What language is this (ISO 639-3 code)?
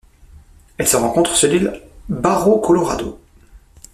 fra